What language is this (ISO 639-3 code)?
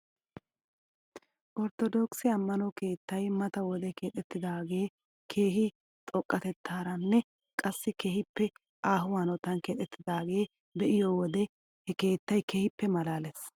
wal